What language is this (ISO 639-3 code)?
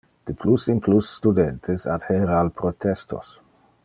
ina